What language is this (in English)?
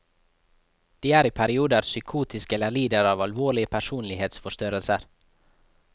Norwegian